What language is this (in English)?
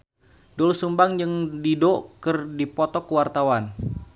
Sundanese